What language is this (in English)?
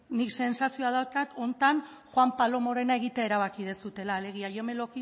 Basque